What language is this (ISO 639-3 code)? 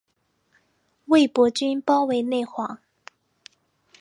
zho